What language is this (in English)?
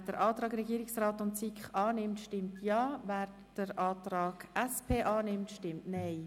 Swiss German